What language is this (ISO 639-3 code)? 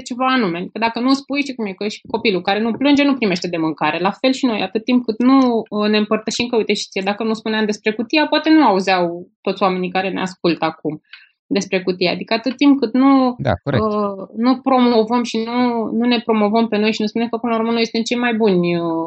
ron